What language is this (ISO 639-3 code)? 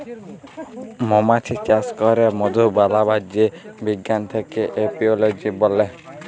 ben